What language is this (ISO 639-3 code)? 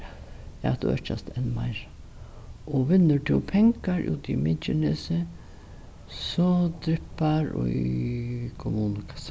fao